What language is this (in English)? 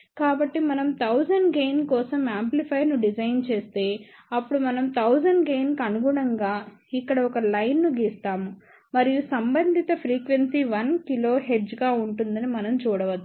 Telugu